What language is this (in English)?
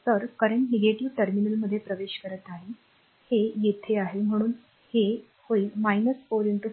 Marathi